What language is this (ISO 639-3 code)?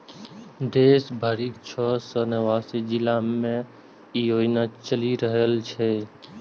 mai